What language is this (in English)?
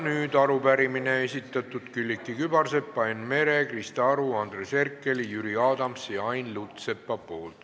Estonian